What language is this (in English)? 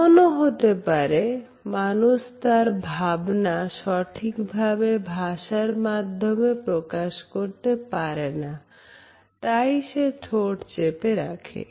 Bangla